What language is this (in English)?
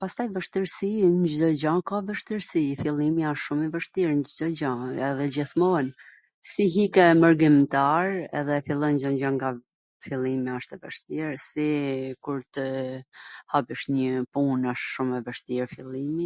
Gheg Albanian